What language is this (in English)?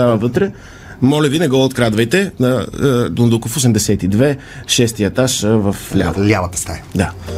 Bulgarian